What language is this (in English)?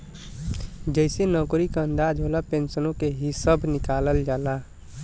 Bhojpuri